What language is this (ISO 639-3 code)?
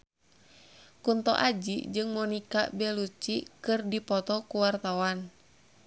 sun